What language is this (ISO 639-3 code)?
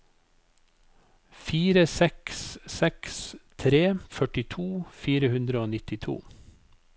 nor